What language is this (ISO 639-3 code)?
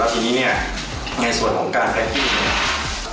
tha